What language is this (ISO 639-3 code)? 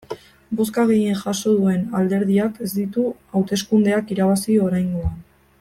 eus